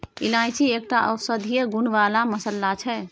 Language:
Maithili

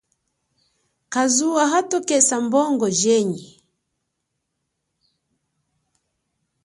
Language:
Chokwe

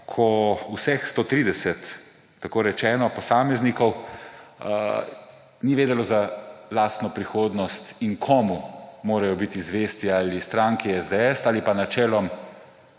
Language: Slovenian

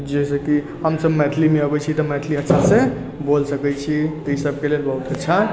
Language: Maithili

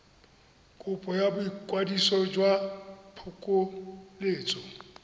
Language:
Tswana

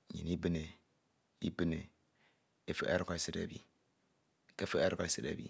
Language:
Ito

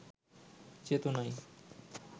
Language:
Bangla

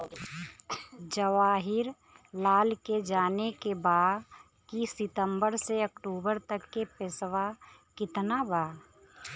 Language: Bhojpuri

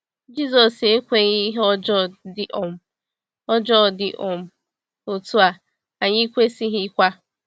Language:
Igbo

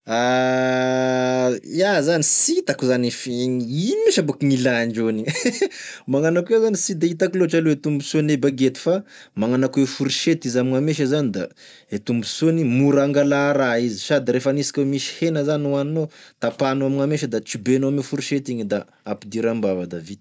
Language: Tesaka Malagasy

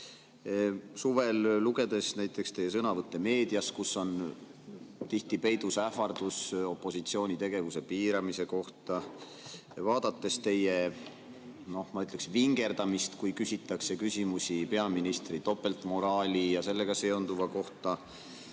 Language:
Estonian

